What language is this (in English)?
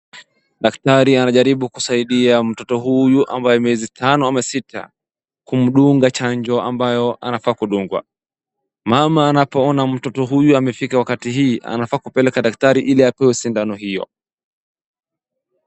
Swahili